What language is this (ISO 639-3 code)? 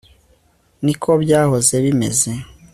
kin